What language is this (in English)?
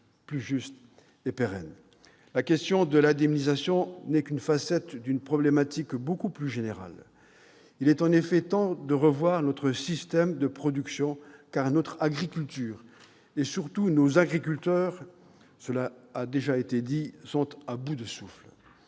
French